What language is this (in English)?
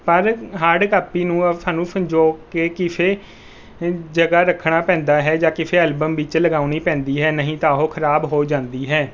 Punjabi